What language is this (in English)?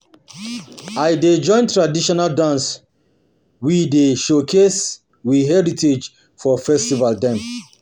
Nigerian Pidgin